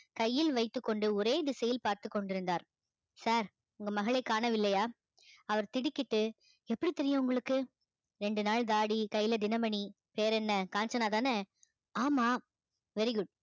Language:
Tamil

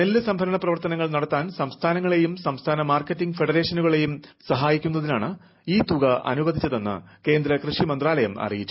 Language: Malayalam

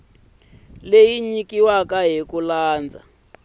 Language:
Tsonga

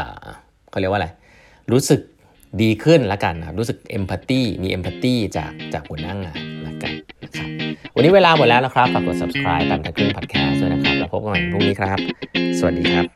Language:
Thai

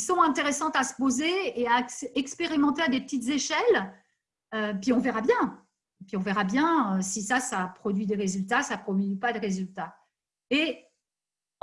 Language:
French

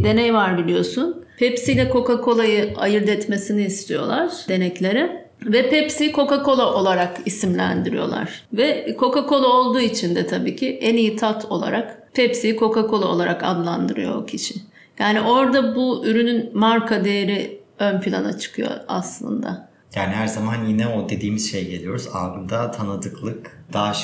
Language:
Turkish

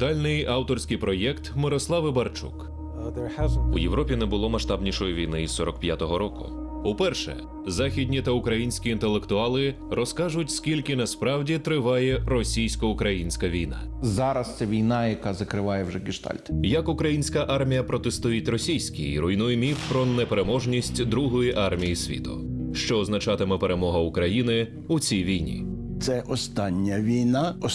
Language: Ukrainian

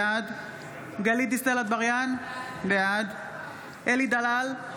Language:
Hebrew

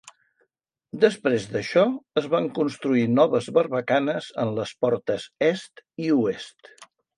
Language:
Catalan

